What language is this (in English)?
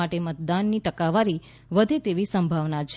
Gujarati